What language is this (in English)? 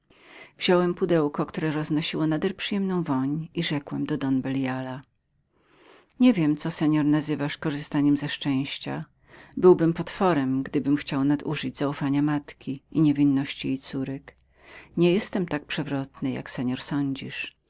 Polish